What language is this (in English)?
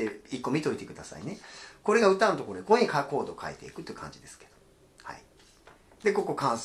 Japanese